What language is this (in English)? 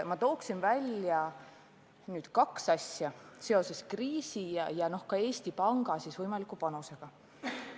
Estonian